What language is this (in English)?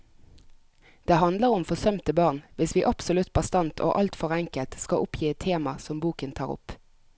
Norwegian